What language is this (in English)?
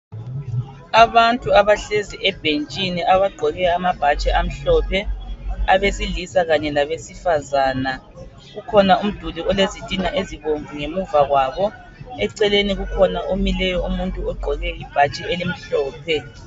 North Ndebele